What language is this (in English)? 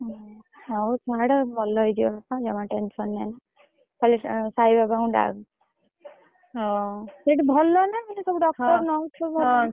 Odia